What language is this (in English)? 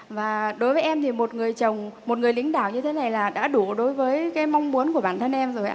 Vietnamese